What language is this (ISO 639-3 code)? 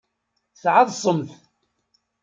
kab